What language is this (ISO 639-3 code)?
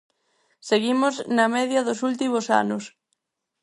glg